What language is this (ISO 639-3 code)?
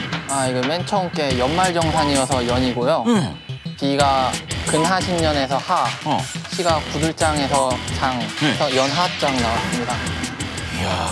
kor